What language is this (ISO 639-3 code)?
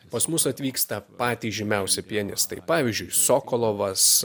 lit